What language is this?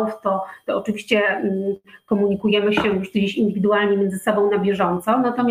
Polish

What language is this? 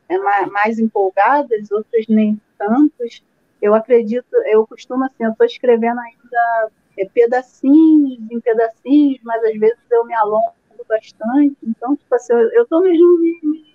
Portuguese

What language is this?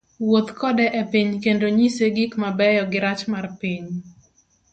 Luo (Kenya and Tanzania)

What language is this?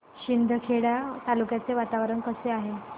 Marathi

